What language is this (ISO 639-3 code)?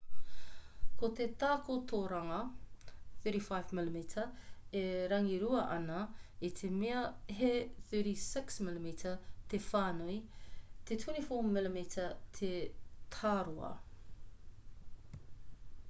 mri